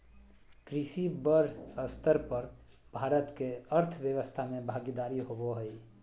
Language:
Magahi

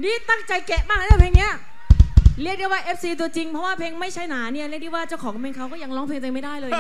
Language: Thai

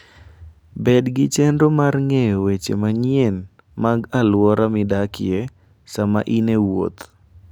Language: Luo (Kenya and Tanzania)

